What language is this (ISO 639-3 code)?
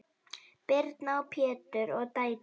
isl